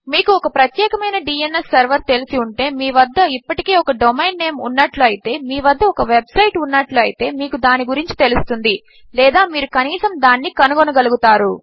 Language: Telugu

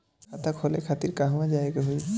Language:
Bhojpuri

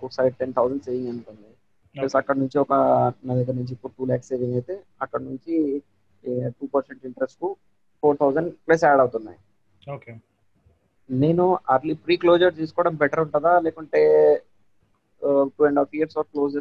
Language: Telugu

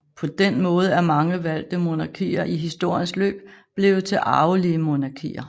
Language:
Danish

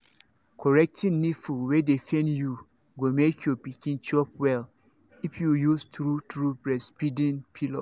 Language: Nigerian Pidgin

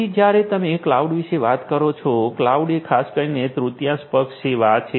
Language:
Gujarati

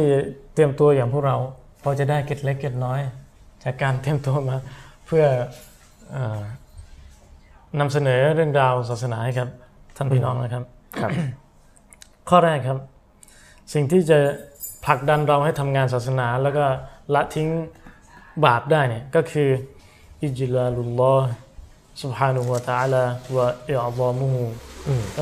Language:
Thai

